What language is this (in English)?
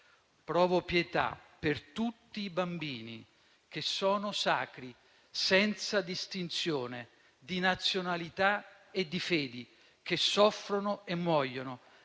Italian